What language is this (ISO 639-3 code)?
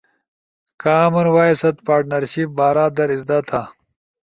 ush